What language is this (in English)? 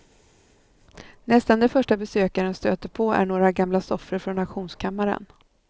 Swedish